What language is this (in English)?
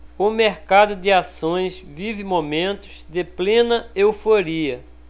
Portuguese